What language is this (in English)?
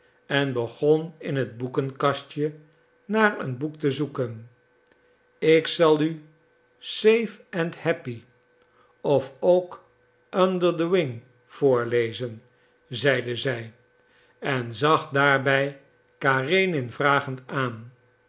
Dutch